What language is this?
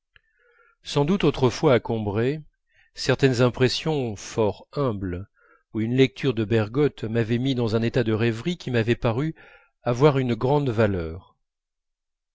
French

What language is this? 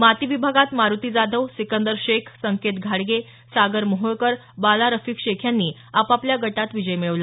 Marathi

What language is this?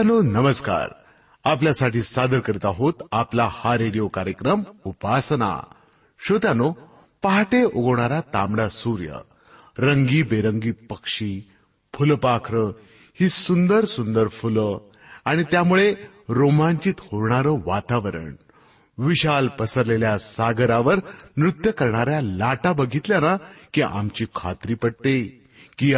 Marathi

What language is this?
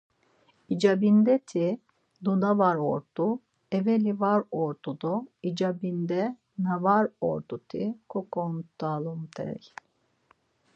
Laz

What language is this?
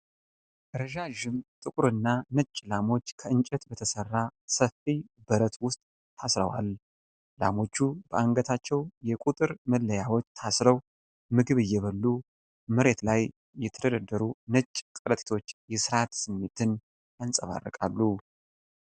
Amharic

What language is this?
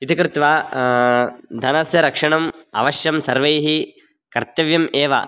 Sanskrit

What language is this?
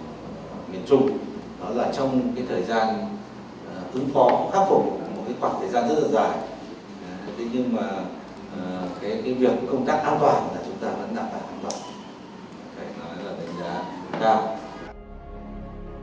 Vietnamese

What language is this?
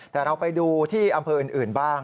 Thai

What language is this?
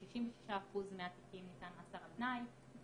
Hebrew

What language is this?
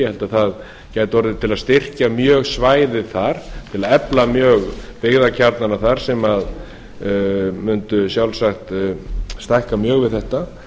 Icelandic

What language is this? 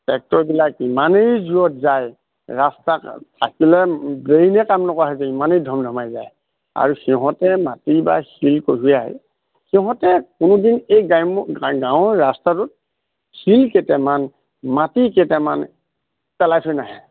Assamese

